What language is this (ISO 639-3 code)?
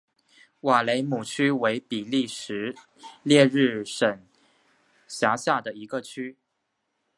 zho